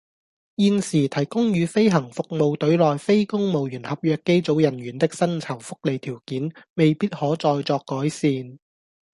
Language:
Cantonese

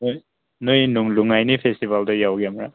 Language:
Manipuri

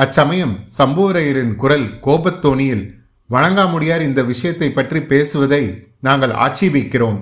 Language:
Tamil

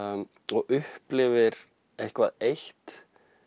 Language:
Icelandic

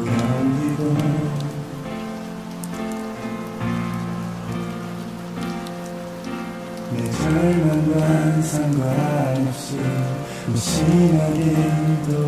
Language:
Korean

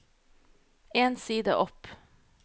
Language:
Norwegian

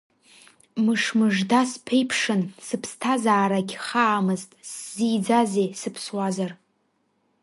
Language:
Abkhazian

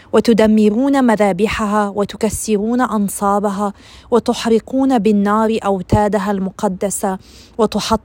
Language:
Arabic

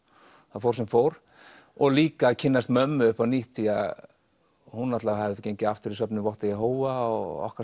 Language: Icelandic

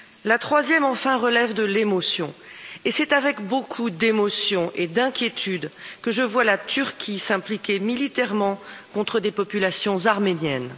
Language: French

